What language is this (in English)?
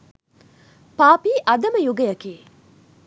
Sinhala